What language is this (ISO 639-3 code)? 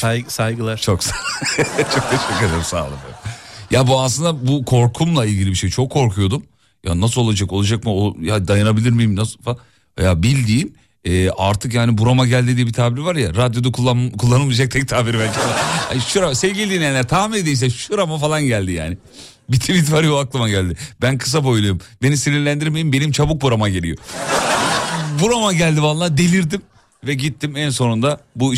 tur